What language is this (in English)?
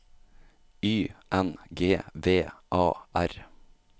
Norwegian